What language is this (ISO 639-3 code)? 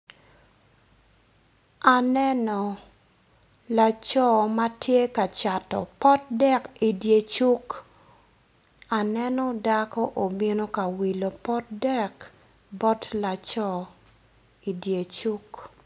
ach